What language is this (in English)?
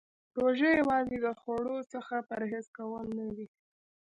Pashto